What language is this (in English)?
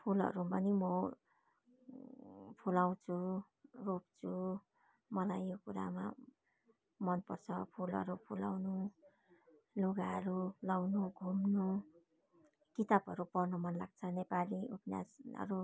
Nepali